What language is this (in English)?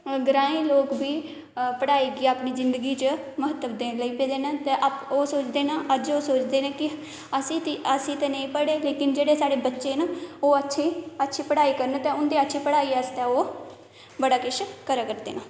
Dogri